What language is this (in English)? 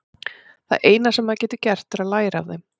Icelandic